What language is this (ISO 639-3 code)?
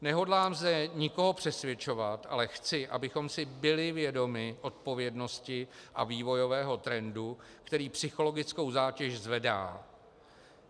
ces